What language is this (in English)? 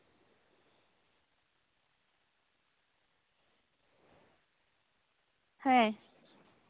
Santali